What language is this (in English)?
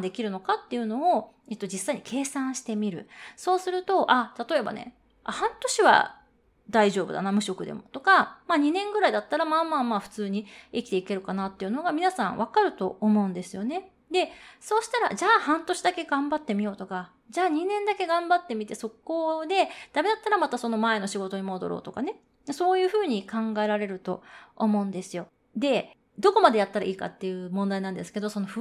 Japanese